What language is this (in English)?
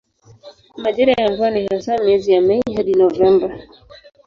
Swahili